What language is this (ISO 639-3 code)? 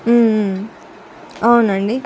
tel